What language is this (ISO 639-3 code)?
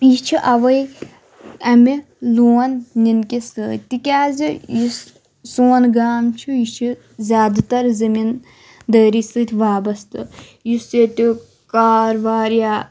kas